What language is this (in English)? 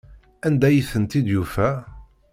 Kabyle